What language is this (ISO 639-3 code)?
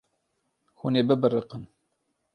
kur